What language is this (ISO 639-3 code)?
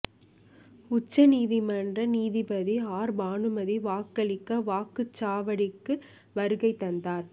tam